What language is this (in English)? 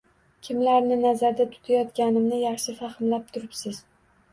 Uzbek